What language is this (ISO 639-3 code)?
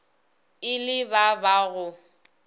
nso